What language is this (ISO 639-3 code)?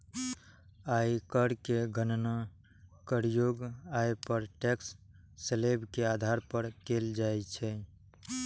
mai